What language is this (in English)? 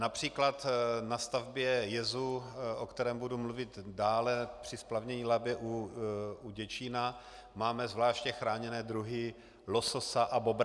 Czech